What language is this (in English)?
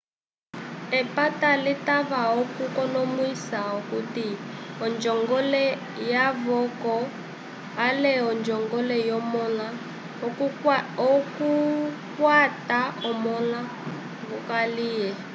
Umbundu